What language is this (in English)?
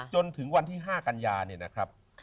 Thai